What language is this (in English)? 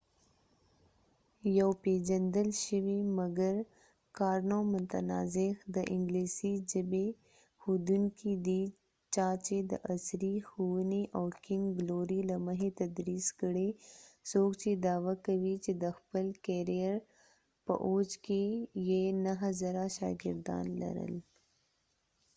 Pashto